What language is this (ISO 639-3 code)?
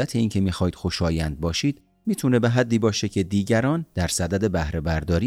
fas